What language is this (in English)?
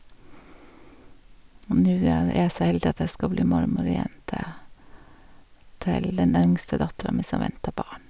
Norwegian